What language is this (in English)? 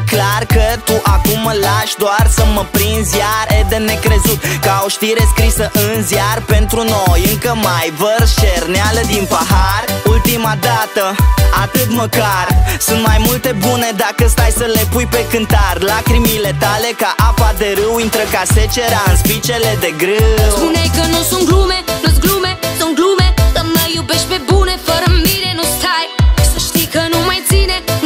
Romanian